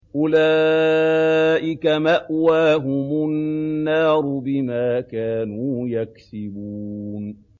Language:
Arabic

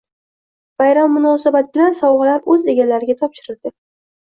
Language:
Uzbek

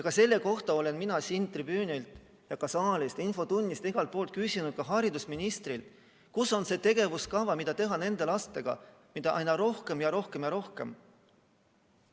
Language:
Estonian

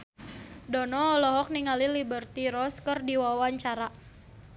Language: Sundanese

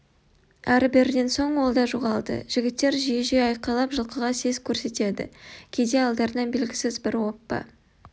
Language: Kazakh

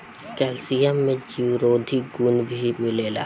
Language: Bhojpuri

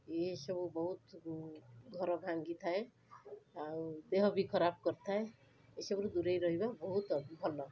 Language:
Odia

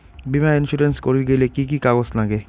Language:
Bangla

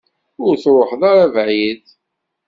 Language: Kabyle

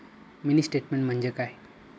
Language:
Marathi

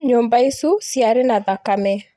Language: Kikuyu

